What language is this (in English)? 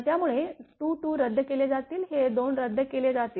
Marathi